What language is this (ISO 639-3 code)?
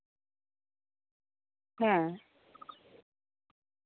sat